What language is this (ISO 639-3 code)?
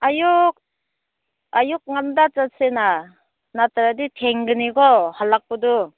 mni